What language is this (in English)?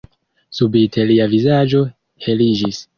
Esperanto